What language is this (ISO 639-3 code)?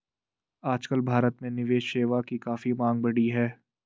hin